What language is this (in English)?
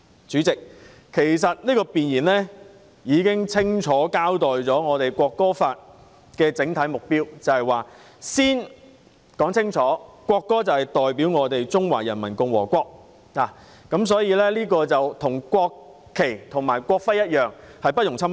Cantonese